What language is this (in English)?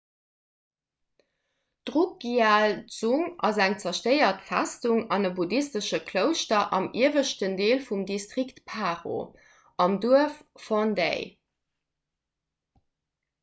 Luxembourgish